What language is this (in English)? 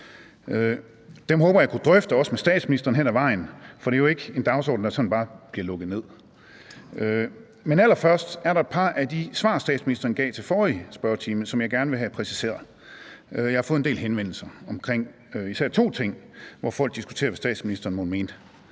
Danish